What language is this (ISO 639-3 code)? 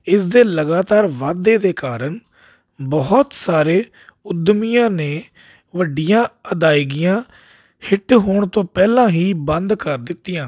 pan